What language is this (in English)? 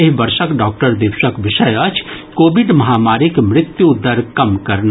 Maithili